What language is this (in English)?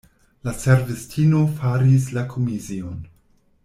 Esperanto